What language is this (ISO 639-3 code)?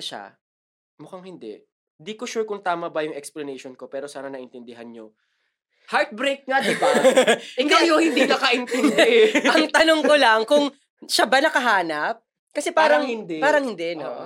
fil